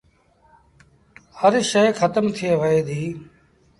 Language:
Sindhi Bhil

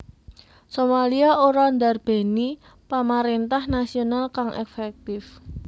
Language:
Javanese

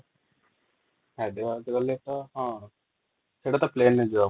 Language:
Odia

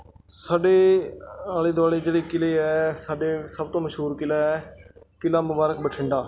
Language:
Punjabi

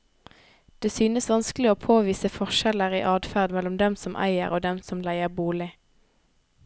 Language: Norwegian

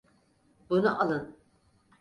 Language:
Turkish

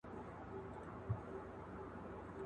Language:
Pashto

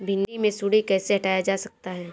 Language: Hindi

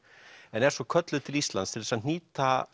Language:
Icelandic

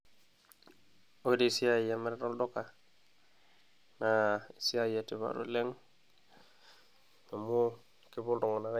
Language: Masai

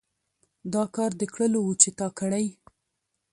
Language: Pashto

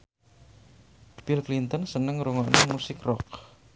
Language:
Javanese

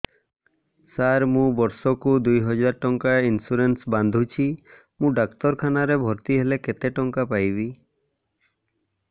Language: Odia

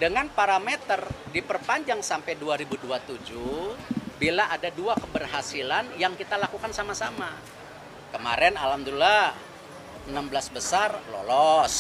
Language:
Indonesian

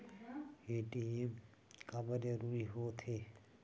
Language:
Chhattisgarhi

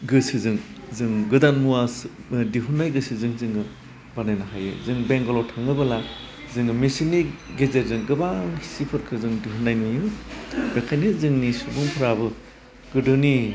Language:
Bodo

